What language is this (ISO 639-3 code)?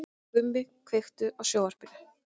isl